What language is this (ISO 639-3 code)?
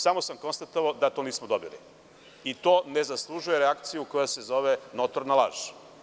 srp